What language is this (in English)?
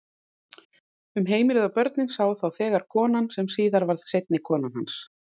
Icelandic